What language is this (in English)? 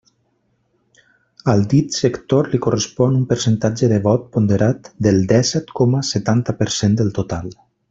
Catalan